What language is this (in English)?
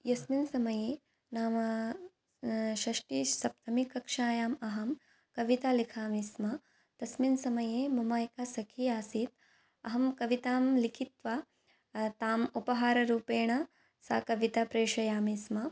Sanskrit